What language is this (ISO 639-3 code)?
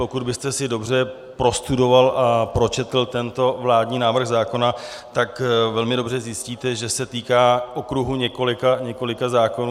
ces